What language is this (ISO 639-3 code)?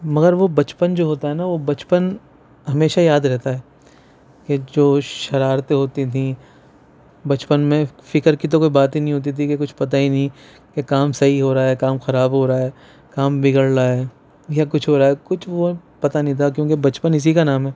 urd